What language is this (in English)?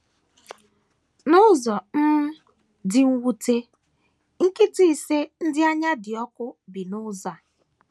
Igbo